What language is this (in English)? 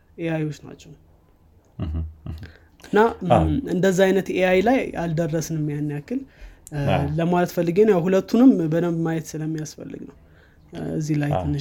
Amharic